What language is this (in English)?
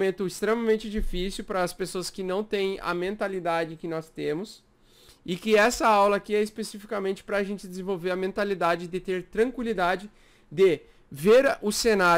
Portuguese